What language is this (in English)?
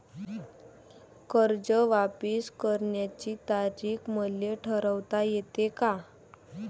Marathi